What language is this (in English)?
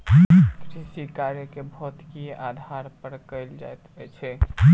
Maithili